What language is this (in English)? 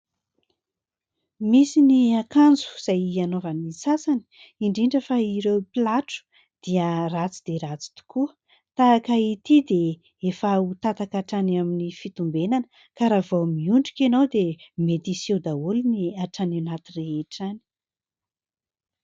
Malagasy